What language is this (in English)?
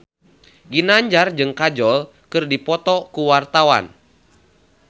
Sundanese